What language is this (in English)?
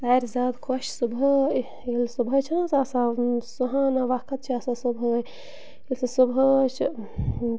Kashmiri